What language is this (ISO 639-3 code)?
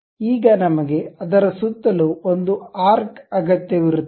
kan